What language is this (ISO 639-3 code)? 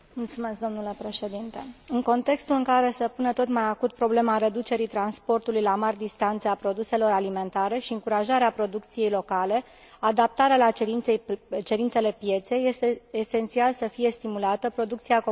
ron